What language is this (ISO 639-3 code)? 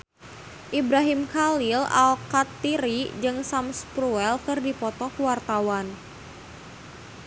sun